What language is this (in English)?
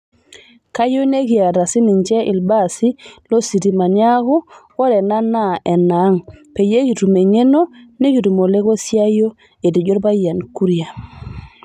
Masai